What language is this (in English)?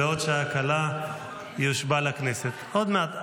Hebrew